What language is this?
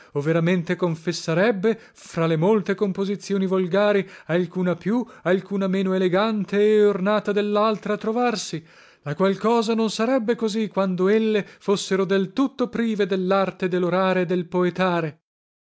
Italian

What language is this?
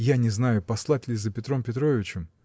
Russian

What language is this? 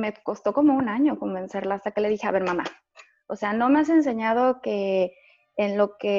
Spanish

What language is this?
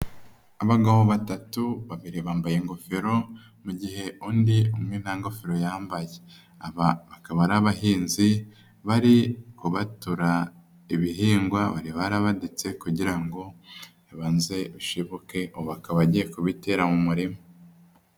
Kinyarwanda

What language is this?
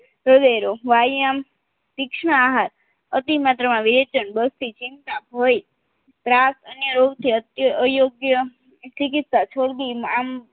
Gujarati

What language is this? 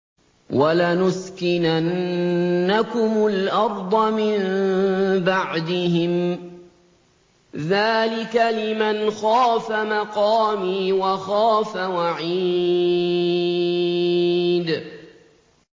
Arabic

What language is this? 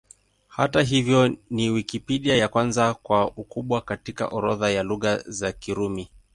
Swahili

